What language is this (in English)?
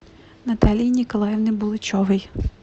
Russian